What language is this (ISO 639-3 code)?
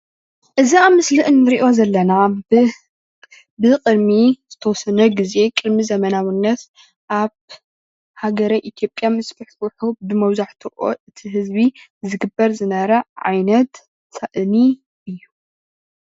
tir